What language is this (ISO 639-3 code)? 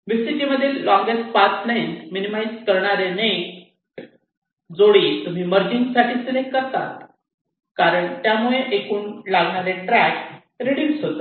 mar